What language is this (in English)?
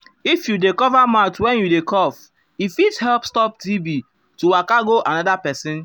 Nigerian Pidgin